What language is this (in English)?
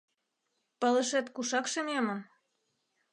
Mari